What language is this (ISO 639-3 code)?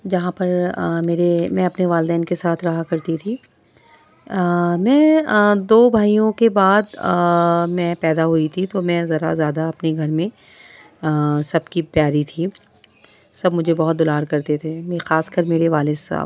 urd